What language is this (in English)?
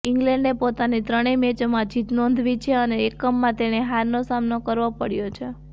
Gujarati